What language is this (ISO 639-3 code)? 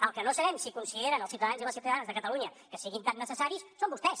cat